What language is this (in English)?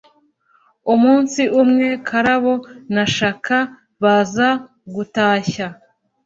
Kinyarwanda